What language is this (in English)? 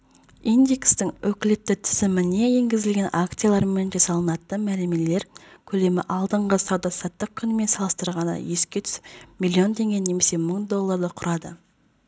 Kazakh